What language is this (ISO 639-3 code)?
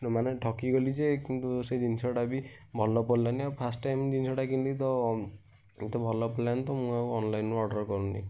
ori